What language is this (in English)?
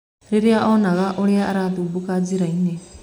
Kikuyu